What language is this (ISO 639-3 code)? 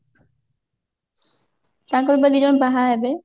ori